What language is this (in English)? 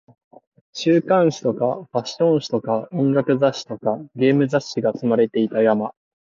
Japanese